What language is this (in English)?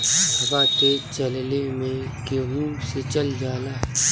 Bhojpuri